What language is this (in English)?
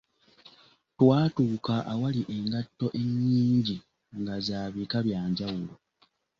Ganda